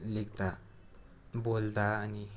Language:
Nepali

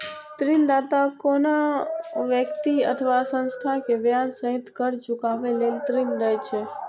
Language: Maithili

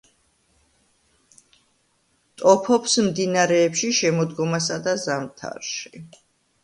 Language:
Georgian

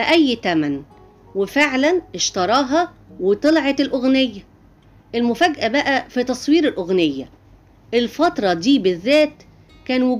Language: Arabic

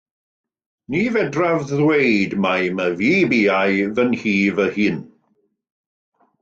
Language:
Welsh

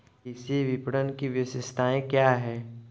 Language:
Hindi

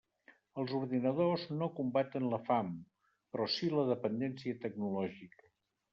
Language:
Catalan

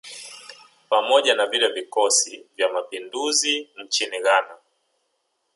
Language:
Swahili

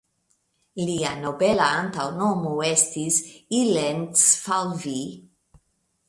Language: Esperanto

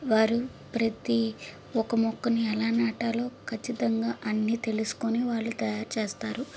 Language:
Telugu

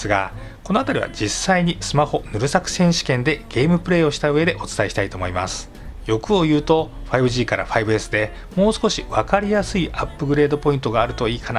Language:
Japanese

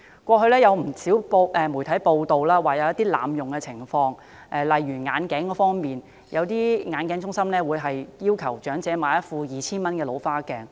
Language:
Cantonese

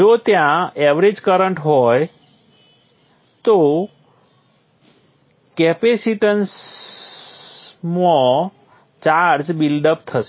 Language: Gujarati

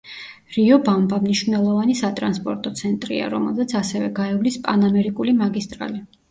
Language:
Georgian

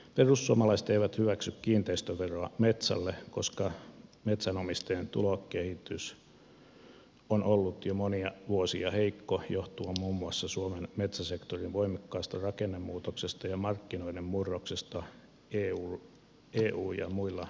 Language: Finnish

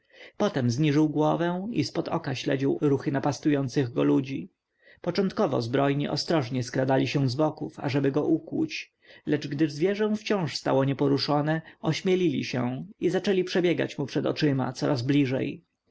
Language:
Polish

